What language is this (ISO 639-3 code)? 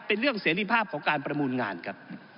tha